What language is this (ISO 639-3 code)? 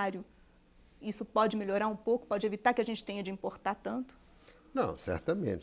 por